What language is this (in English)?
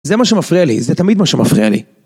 Hebrew